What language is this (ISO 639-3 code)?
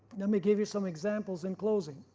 eng